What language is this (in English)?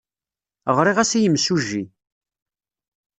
Kabyle